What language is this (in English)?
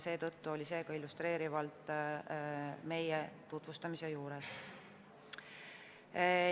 Estonian